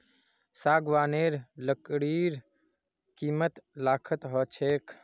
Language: Magahi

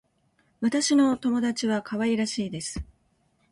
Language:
Japanese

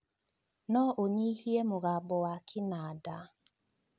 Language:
Kikuyu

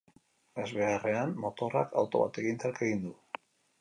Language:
Basque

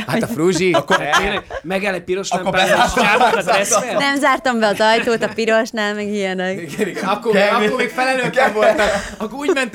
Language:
Hungarian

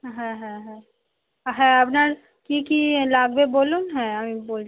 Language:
Bangla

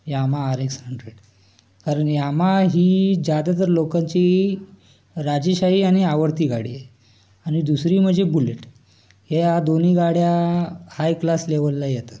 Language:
Marathi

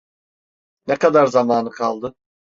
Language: Turkish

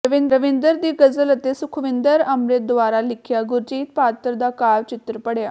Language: Punjabi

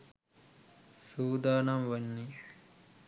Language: Sinhala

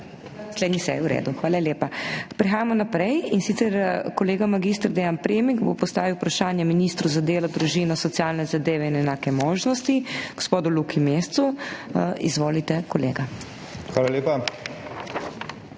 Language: Slovenian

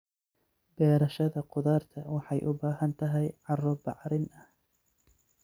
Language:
Somali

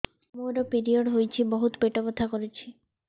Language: Odia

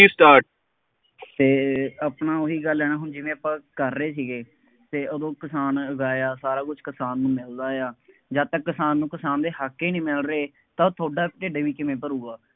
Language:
Punjabi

